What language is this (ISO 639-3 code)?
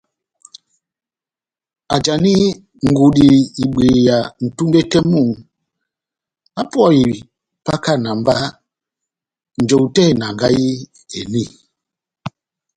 bnm